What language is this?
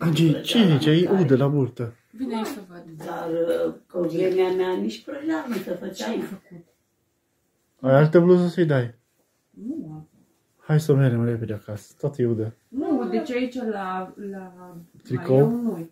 Romanian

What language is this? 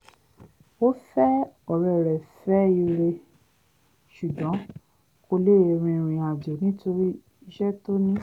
Yoruba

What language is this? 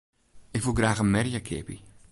Western Frisian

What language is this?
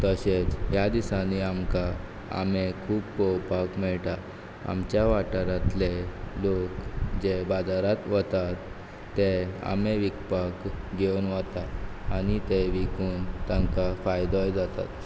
Konkani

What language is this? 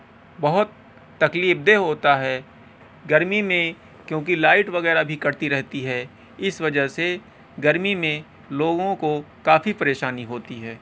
Urdu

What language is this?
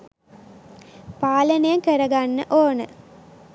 Sinhala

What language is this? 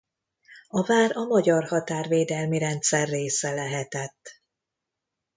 Hungarian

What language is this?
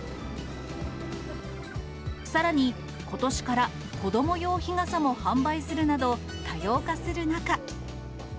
Japanese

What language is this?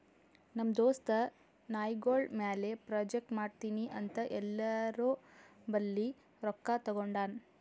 Kannada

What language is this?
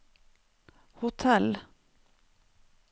Norwegian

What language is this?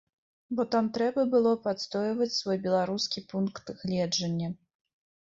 Belarusian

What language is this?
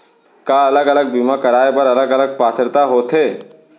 Chhattisgarhi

